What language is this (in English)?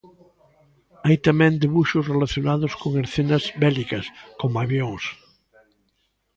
Galician